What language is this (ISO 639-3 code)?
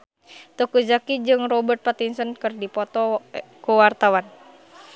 sun